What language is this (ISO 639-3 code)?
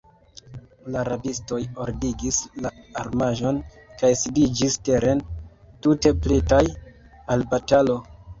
epo